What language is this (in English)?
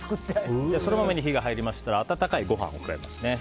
Japanese